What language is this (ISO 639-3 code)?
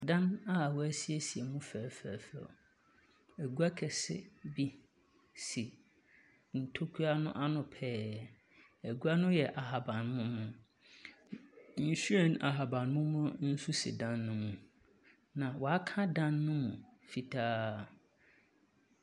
aka